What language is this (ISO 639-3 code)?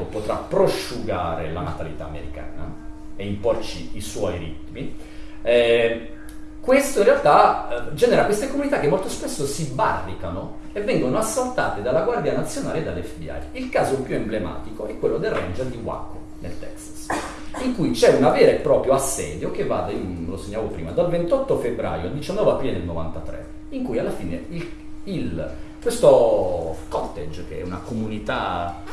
ita